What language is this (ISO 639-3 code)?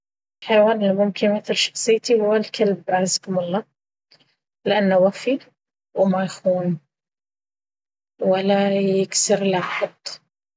abv